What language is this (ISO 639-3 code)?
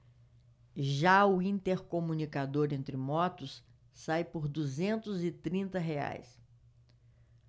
por